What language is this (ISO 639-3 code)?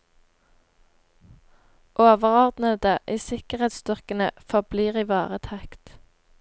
nor